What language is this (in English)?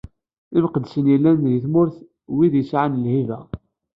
Kabyle